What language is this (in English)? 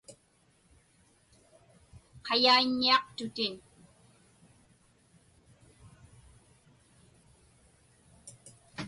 Inupiaq